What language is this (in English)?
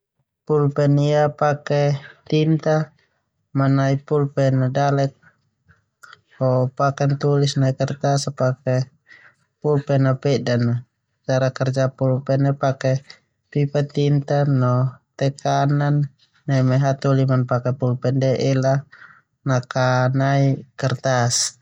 Termanu